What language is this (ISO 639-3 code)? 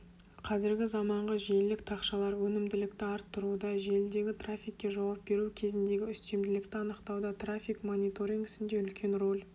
kaz